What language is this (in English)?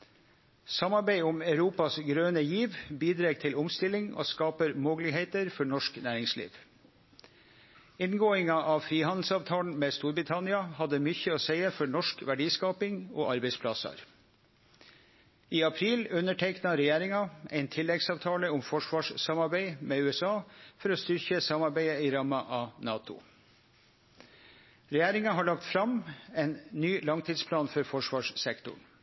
Norwegian Nynorsk